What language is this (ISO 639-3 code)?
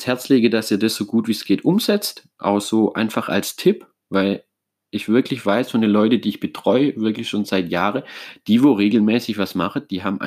deu